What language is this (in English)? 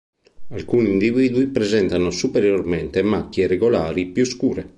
Italian